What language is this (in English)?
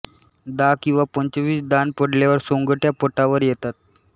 Marathi